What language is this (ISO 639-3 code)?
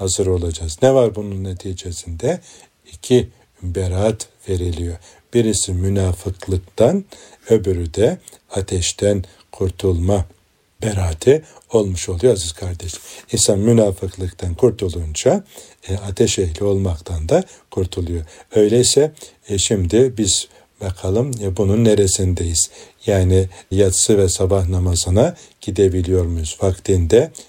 tur